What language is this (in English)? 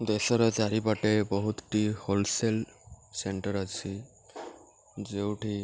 Odia